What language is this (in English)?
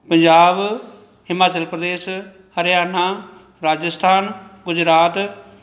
Punjabi